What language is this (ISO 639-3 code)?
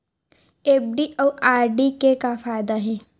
hne